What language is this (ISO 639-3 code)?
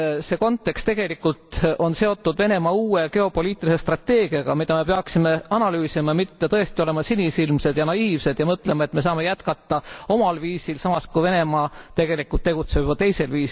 est